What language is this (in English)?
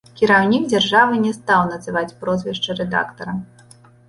Belarusian